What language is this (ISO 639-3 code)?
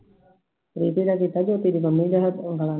pan